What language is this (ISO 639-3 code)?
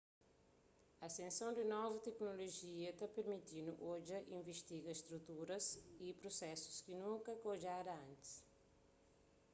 kea